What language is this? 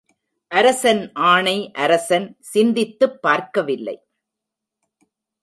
Tamil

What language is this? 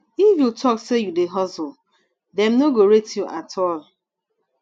Nigerian Pidgin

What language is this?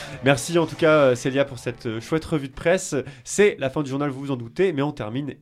French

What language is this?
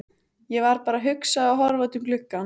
Icelandic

